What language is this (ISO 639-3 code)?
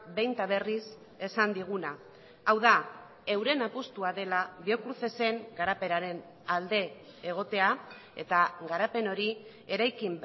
eus